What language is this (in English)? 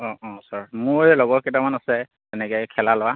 Assamese